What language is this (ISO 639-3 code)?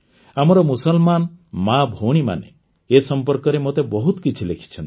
ori